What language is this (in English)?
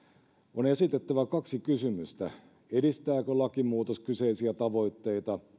Finnish